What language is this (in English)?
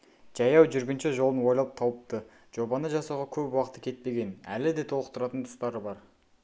Kazakh